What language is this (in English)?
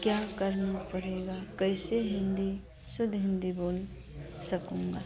Hindi